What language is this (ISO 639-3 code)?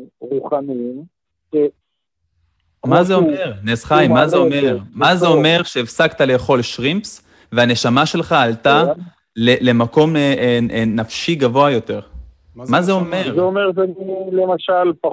heb